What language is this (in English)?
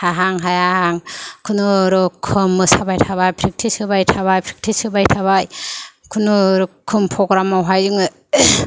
Bodo